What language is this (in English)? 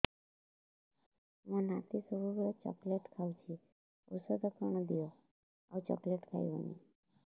Odia